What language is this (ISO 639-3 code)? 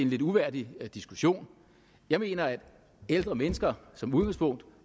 dan